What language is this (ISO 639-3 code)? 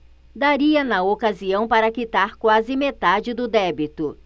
por